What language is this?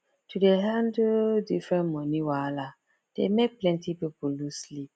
Nigerian Pidgin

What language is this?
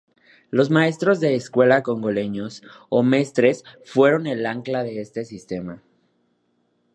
Spanish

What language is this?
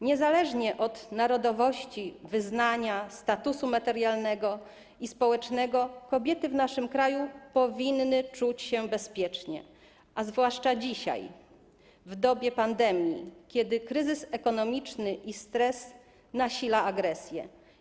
Polish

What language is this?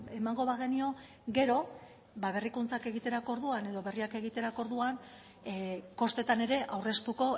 Basque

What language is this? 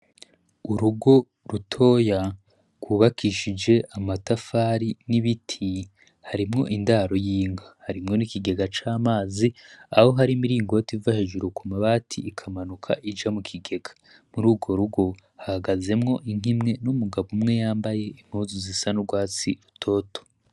Rundi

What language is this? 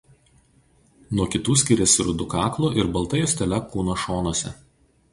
Lithuanian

